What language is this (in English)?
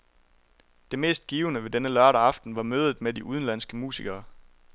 Danish